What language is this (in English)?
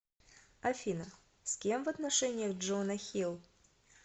Russian